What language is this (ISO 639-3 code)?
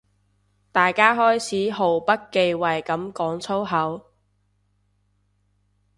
yue